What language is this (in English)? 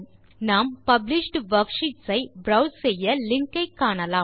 Tamil